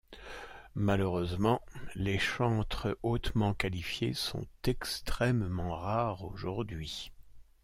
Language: French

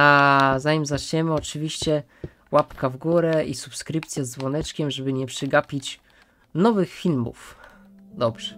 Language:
Polish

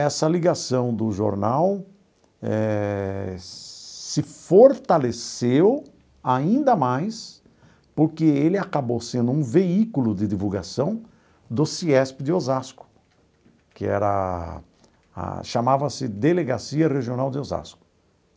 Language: Portuguese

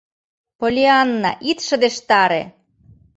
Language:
Mari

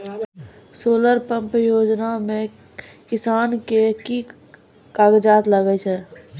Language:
Maithili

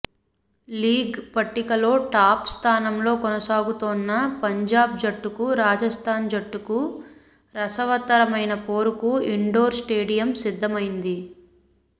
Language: Telugu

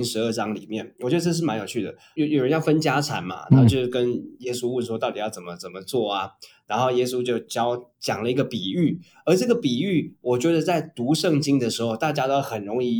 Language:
Chinese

